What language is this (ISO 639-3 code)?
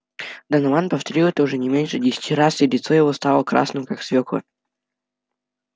rus